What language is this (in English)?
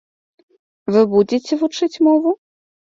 Belarusian